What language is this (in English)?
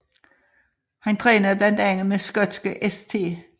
Danish